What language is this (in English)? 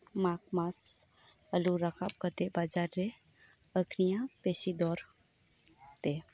Santali